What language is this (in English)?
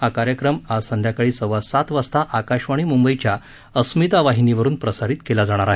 Marathi